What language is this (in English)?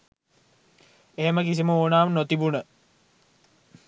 Sinhala